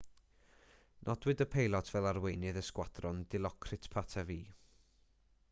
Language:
Welsh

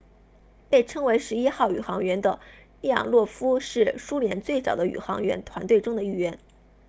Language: Chinese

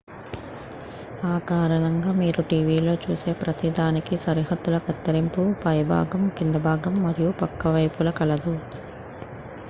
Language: Telugu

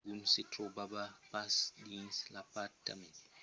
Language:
Occitan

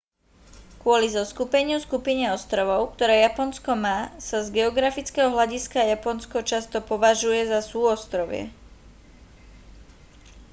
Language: Slovak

